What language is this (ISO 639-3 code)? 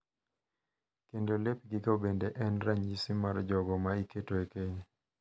luo